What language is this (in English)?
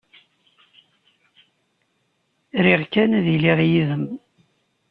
Kabyle